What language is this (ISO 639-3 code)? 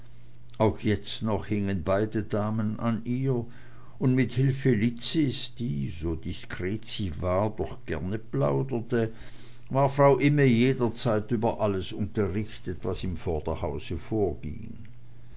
deu